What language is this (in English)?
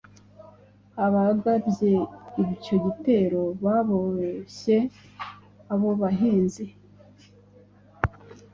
Kinyarwanda